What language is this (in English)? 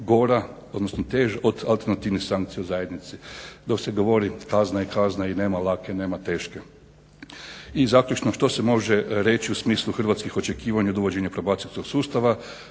Croatian